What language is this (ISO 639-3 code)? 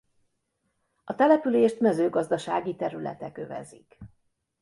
hun